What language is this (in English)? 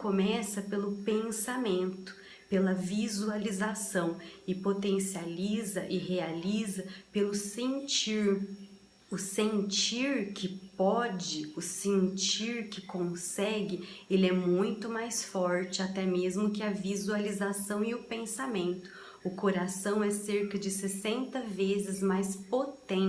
Portuguese